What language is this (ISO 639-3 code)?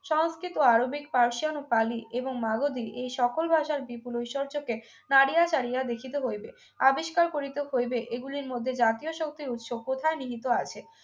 ben